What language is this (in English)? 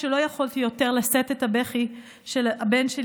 Hebrew